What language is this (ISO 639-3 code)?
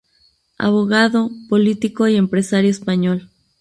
spa